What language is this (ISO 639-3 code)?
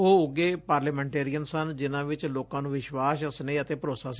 pan